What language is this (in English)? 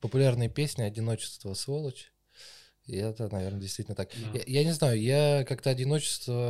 Russian